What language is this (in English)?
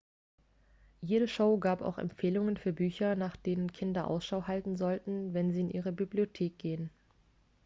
German